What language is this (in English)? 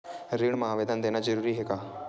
Chhattisgarhi